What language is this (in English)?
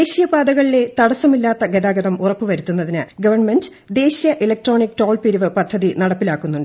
Malayalam